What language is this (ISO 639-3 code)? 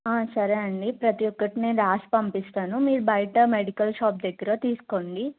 tel